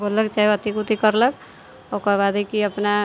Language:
Maithili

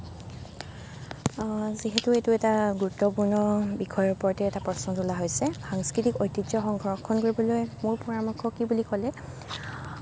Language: Assamese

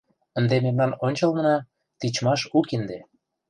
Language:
Mari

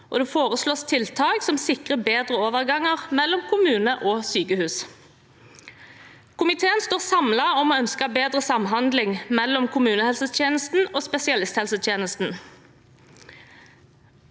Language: Norwegian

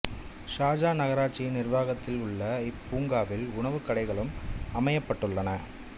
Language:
Tamil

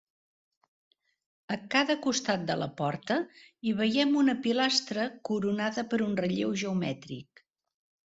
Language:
Catalan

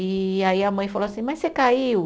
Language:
Portuguese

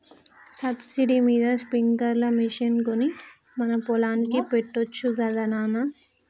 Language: Telugu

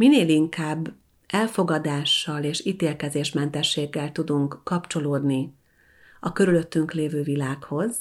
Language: Hungarian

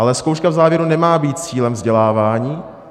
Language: Czech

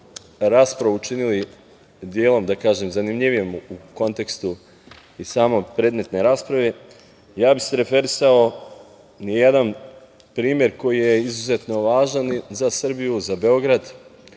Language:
Serbian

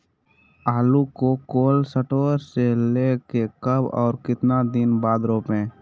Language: Magahi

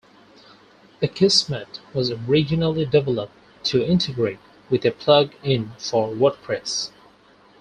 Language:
English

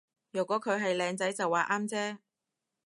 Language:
Cantonese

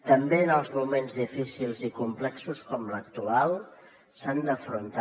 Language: Catalan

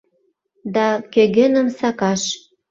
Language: Mari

